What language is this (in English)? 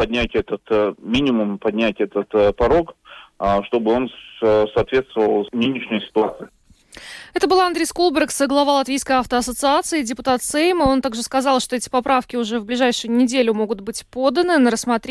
Russian